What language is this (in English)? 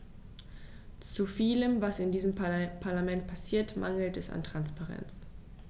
German